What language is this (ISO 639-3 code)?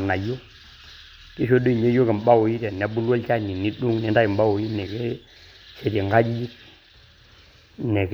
mas